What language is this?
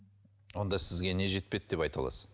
Kazakh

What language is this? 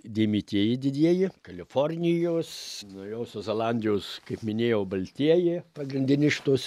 Lithuanian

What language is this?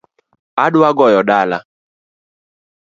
Luo (Kenya and Tanzania)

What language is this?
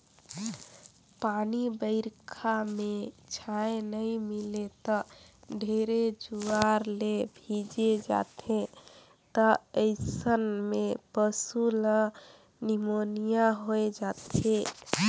Chhattisgarhi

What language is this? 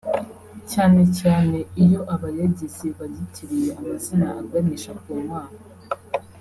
Kinyarwanda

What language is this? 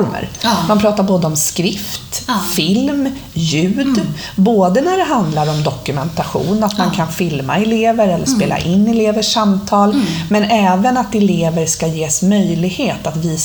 Swedish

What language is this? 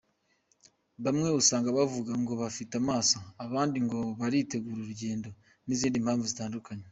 Kinyarwanda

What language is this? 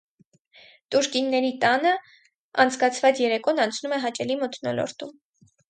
Armenian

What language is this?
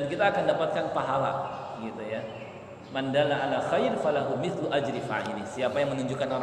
Indonesian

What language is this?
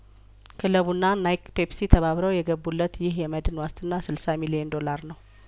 Amharic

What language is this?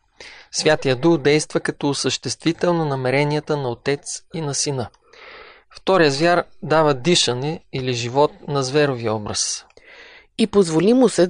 Bulgarian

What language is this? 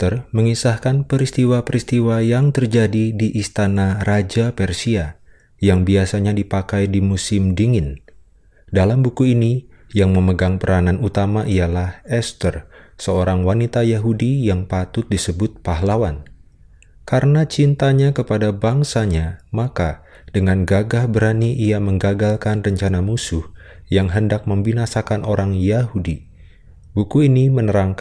Indonesian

